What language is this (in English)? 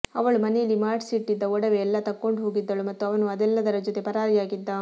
Kannada